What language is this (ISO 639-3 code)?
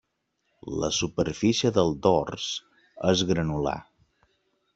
cat